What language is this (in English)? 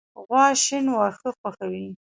Pashto